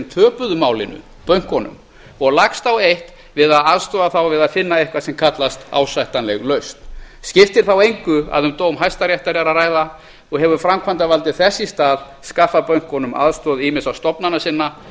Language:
Icelandic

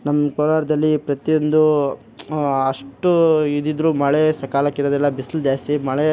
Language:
Kannada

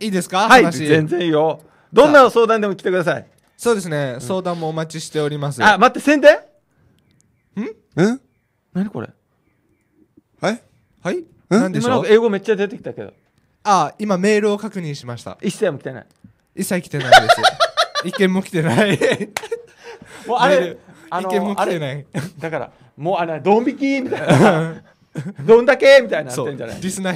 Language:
Japanese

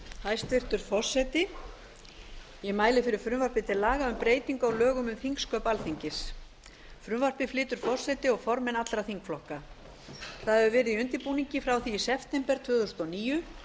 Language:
Icelandic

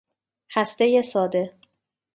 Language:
Persian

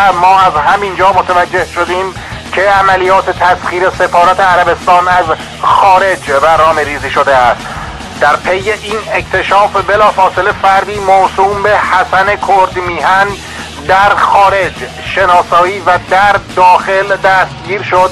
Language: Persian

